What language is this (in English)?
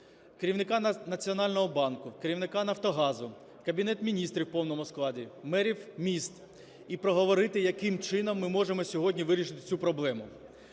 Ukrainian